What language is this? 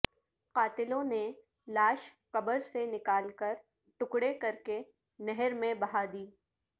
Urdu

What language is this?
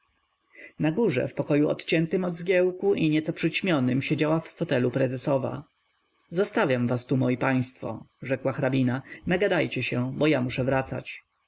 Polish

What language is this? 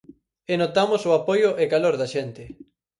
Galician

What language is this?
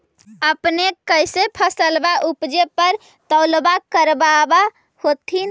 Magahi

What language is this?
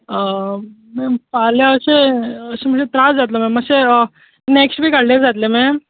Konkani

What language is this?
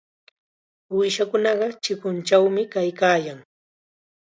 Chiquián Ancash Quechua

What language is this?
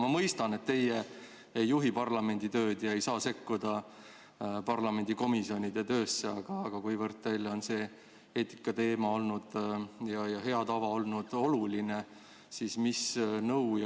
Estonian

